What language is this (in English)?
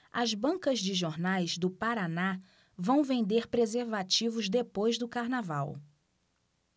Portuguese